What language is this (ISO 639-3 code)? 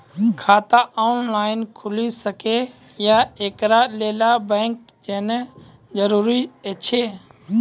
mai